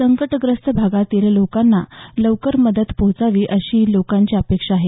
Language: Marathi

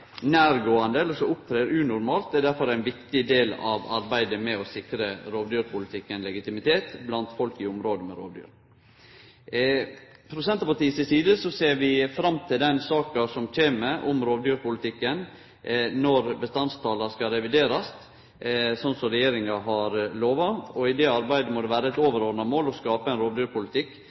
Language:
Norwegian Nynorsk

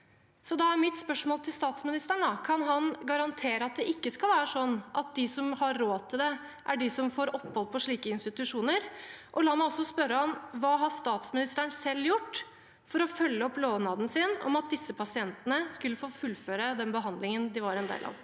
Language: Norwegian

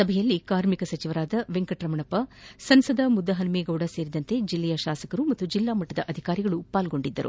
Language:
Kannada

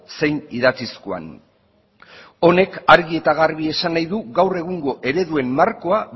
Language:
Basque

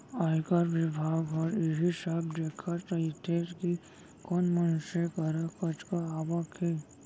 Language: Chhattisgarhi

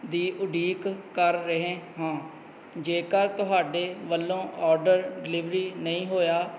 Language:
Punjabi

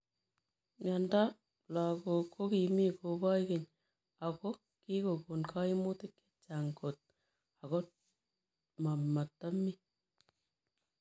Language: Kalenjin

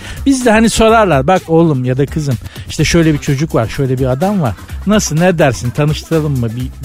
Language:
Turkish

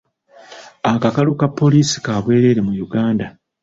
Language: Ganda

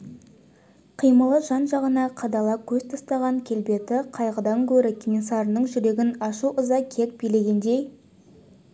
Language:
Kazakh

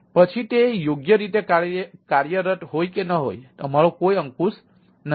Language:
Gujarati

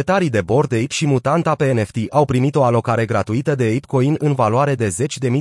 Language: Romanian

